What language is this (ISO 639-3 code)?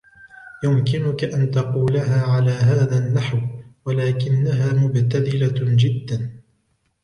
ara